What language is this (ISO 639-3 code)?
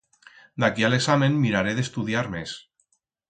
arg